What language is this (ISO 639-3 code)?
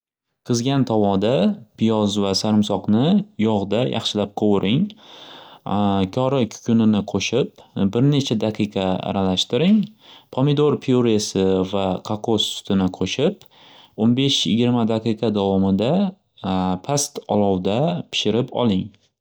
uzb